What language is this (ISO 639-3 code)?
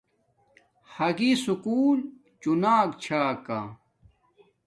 dmk